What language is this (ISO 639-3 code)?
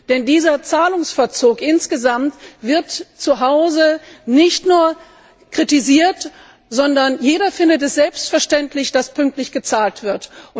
deu